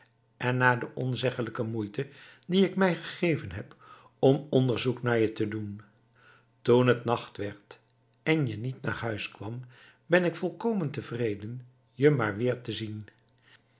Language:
Dutch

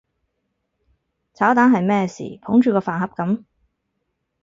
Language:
Cantonese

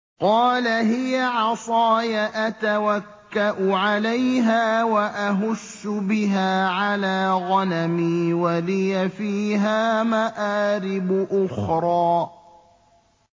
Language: Arabic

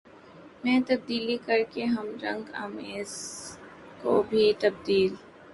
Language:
Urdu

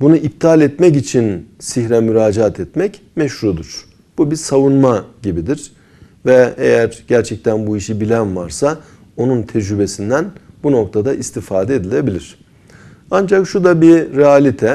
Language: Turkish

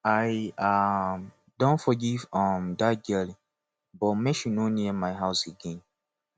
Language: Nigerian Pidgin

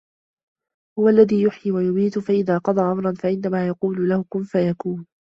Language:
Arabic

